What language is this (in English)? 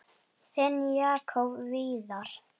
Icelandic